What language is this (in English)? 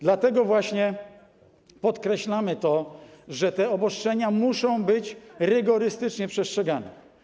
Polish